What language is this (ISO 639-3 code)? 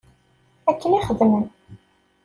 kab